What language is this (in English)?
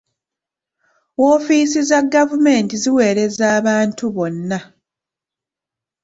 Ganda